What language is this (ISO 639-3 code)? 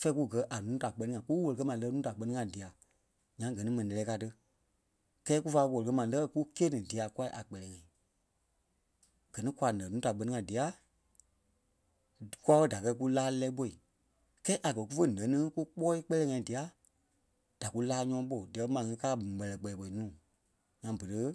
kpe